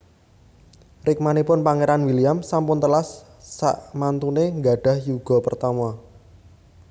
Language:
Javanese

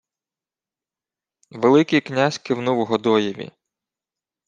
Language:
Ukrainian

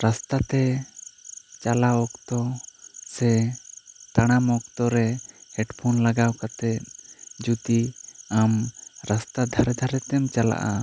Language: Santali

